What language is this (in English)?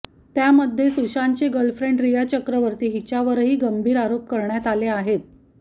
Marathi